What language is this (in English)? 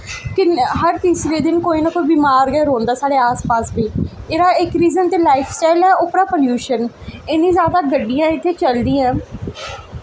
Dogri